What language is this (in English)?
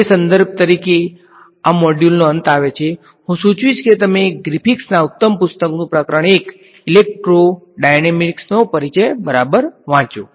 Gujarati